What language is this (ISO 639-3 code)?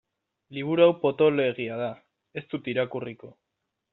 eus